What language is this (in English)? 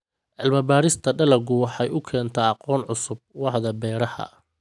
Somali